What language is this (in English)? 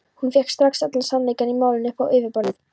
Icelandic